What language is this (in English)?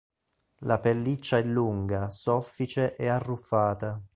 Italian